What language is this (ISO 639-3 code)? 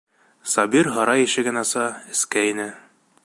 bak